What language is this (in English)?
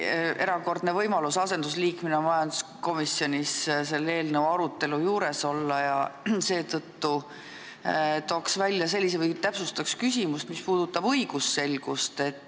Estonian